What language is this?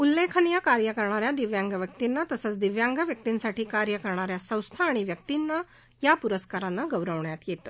Marathi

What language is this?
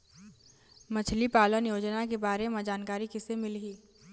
Chhattisgarhi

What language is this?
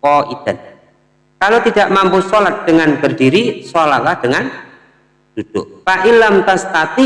Indonesian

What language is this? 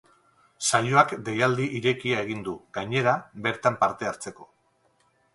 Basque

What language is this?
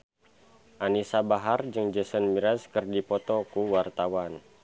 Sundanese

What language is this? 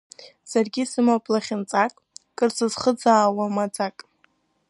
Abkhazian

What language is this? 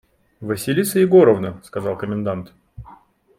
Russian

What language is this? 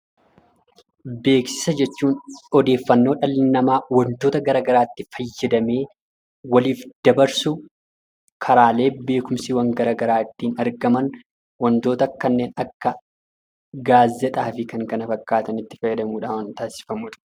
Oromo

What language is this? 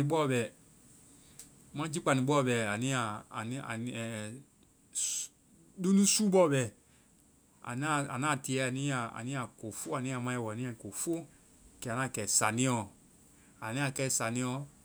Vai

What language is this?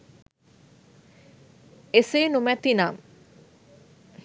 Sinhala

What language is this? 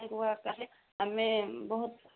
Odia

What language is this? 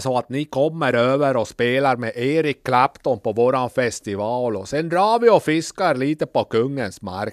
Swedish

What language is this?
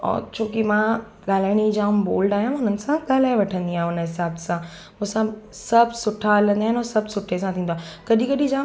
Sindhi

